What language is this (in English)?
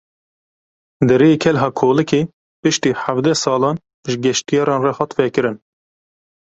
Kurdish